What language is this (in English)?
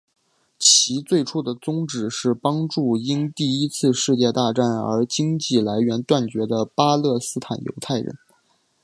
Chinese